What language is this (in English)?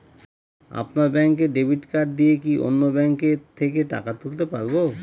Bangla